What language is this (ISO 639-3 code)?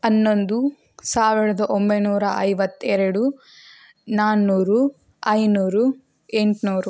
kan